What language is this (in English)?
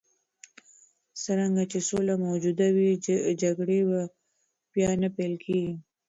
Pashto